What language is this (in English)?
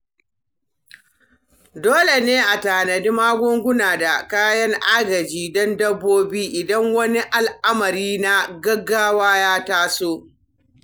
Hausa